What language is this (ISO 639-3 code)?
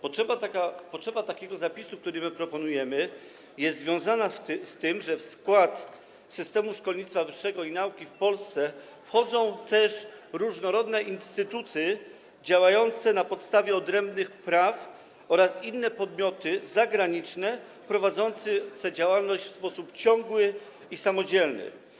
pol